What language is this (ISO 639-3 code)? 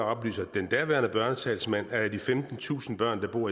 dan